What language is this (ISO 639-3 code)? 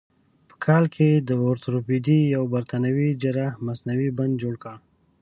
pus